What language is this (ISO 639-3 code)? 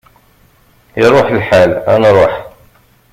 kab